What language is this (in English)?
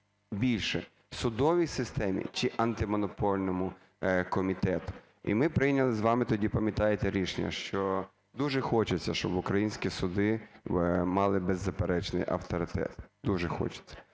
Ukrainian